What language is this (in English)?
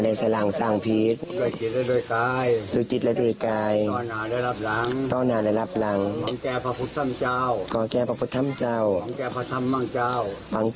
Thai